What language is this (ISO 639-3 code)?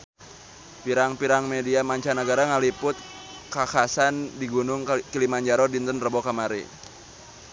sun